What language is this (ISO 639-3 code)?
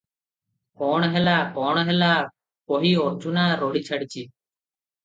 ori